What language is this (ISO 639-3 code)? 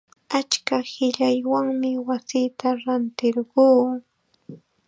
qxa